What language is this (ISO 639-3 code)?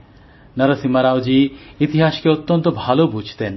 ben